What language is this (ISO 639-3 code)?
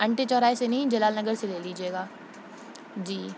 urd